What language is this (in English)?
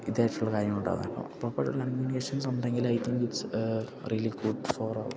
Malayalam